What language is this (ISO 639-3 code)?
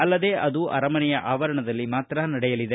kan